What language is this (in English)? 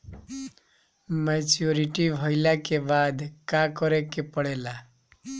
Bhojpuri